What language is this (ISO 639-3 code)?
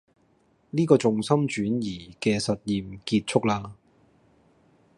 yue